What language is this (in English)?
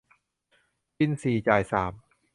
Thai